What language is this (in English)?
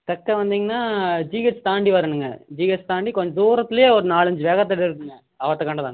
Tamil